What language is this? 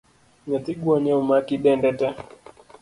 Luo (Kenya and Tanzania)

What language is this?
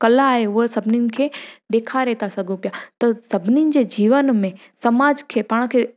Sindhi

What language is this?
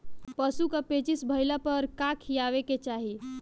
Bhojpuri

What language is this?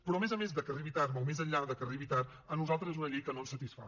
Catalan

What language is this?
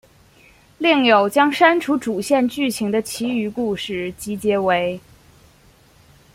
Chinese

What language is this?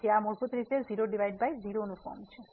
Gujarati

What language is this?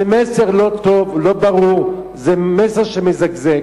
Hebrew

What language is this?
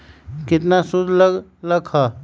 Magahi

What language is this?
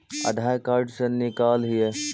Magahi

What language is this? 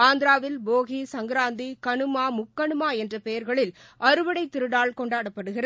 Tamil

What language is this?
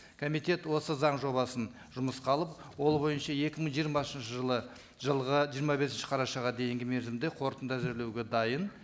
Kazakh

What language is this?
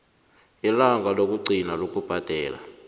South Ndebele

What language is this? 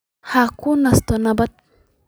Somali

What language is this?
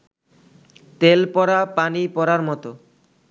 Bangla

